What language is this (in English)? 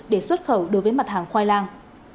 Vietnamese